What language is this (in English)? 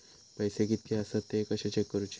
Marathi